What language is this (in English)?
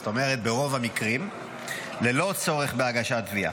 Hebrew